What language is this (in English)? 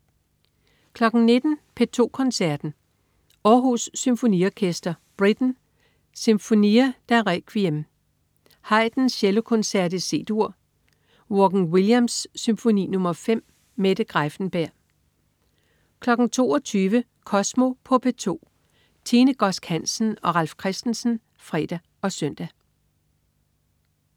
Danish